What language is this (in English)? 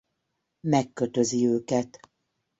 Hungarian